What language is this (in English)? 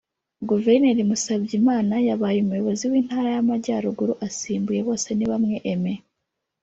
Kinyarwanda